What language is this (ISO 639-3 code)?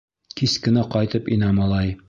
bak